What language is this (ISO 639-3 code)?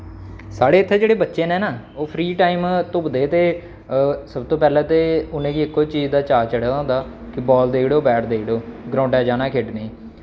doi